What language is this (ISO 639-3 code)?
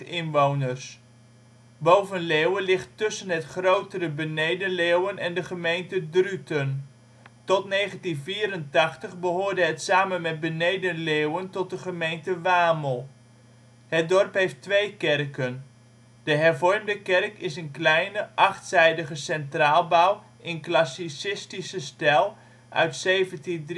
nld